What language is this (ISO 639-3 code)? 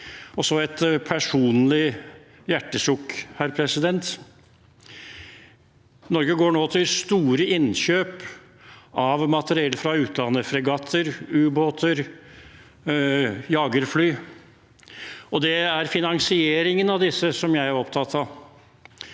nor